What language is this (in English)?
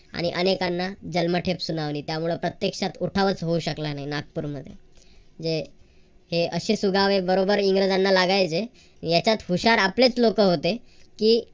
Marathi